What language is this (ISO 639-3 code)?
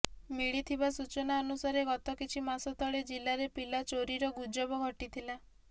ori